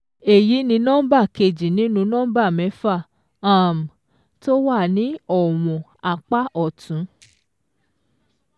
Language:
Yoruba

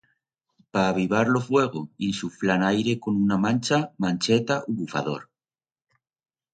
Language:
Aragonese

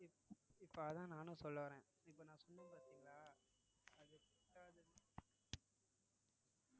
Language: Tamil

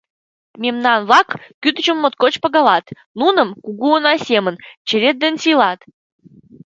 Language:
Mari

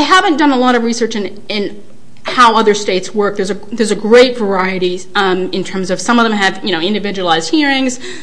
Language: English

